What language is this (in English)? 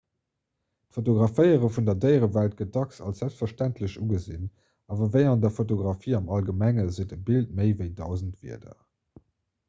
Luxembourgish